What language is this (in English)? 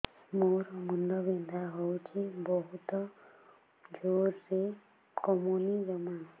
Odia